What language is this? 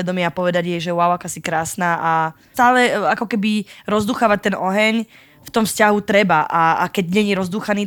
Slovak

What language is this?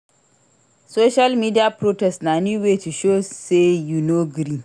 Nigerian Pidgin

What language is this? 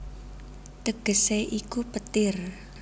Javanese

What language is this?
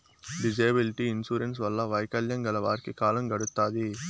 Telugu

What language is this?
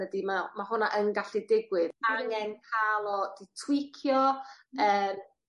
Welsh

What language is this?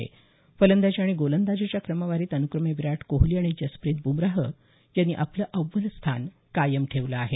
Marathi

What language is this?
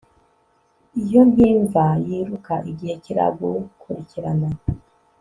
Kinyarwanda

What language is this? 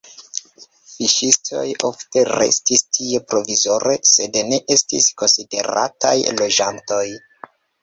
Esperanto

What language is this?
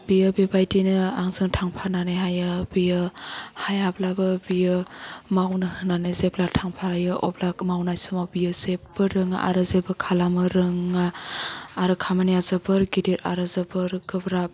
Bodo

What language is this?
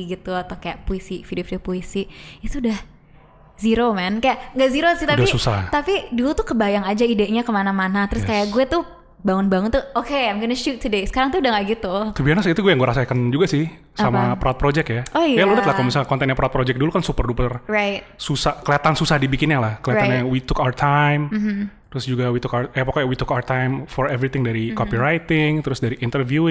Indonesian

